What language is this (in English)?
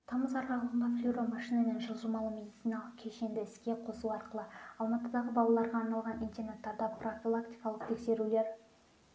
Kazakh